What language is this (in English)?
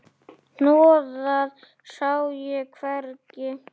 Icelandic